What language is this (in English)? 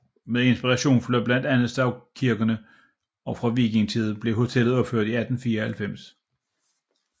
Danish